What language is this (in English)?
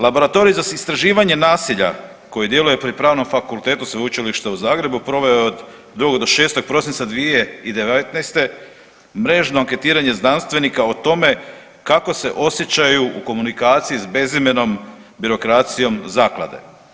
Croatian